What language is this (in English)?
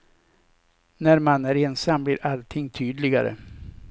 Swedish